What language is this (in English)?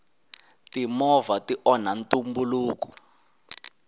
Tsonga